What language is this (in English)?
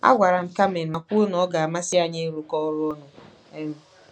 Igbo